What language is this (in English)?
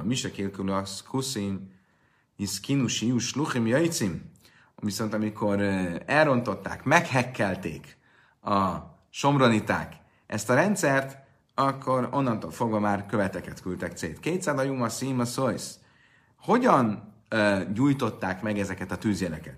Hungarian